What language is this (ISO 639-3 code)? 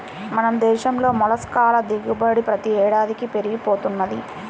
tel